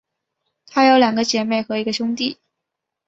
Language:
Chinese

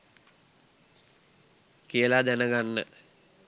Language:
Sinhala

